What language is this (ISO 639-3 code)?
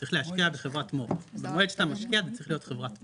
heb